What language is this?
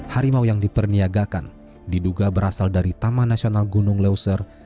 Indonesian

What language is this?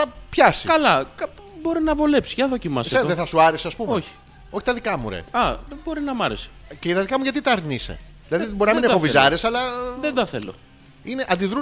Greek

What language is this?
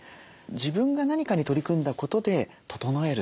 Japanese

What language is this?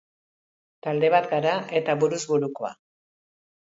Basque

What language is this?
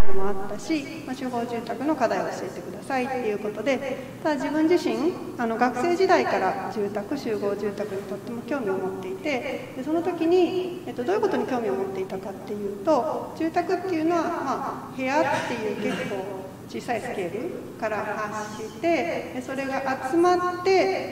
Japanese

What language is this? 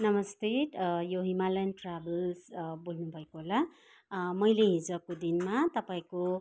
Nepali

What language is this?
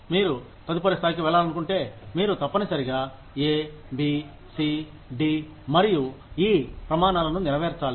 Telugu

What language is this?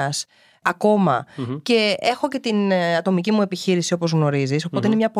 Greek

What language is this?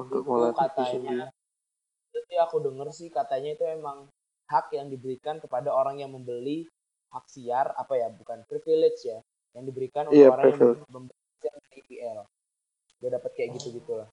Indonesian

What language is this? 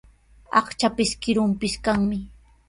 Sihuas Ancash Quechua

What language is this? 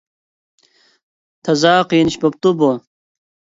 Uyghur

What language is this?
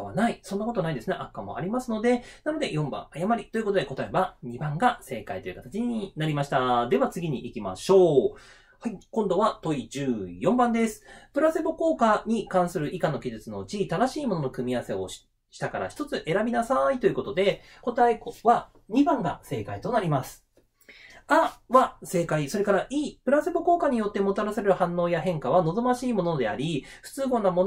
Japanese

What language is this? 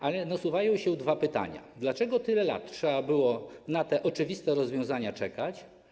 Polish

